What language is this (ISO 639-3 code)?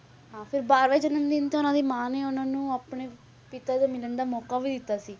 pan